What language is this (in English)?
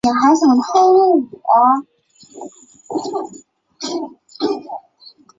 Chinese